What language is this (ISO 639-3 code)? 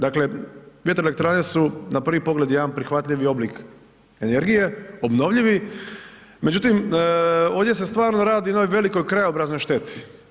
hrv